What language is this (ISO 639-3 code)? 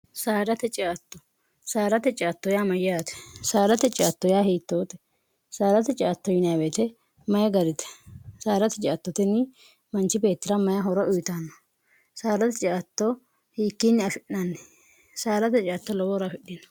sid